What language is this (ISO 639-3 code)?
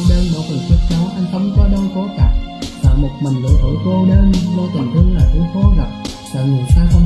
vie